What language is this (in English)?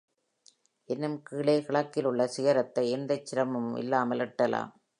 Tamil